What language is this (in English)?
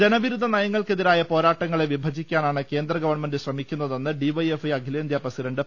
Malayalam